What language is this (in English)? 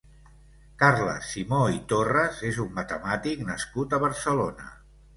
Catalan